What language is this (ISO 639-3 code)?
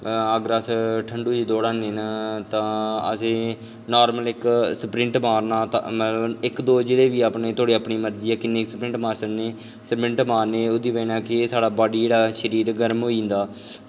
doi